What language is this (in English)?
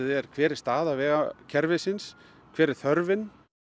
Icelandic